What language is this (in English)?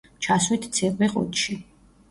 Georgian